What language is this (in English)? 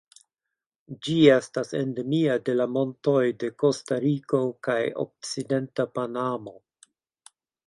Esperanto